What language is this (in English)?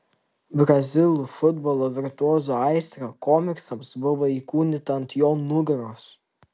Lithuanian